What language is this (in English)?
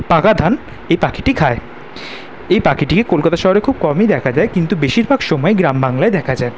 Bangla